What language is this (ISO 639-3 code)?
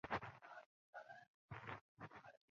zho